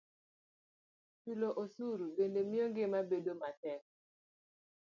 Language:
Luo (Kenya and Tanzania)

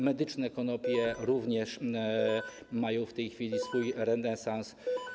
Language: Polish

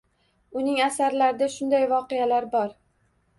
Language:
Uzbek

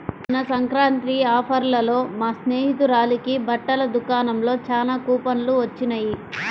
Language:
Telugu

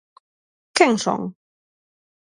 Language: Galician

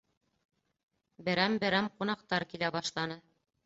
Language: Bashkir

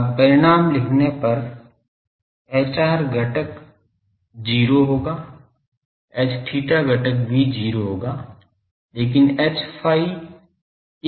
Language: Hindi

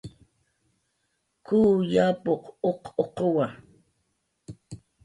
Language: Jaqaru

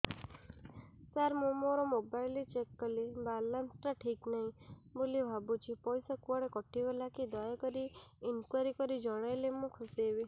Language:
Odia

